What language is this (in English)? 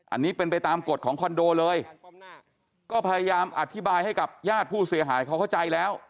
Thai